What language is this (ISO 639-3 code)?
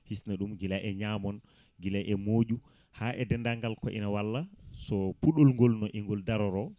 ful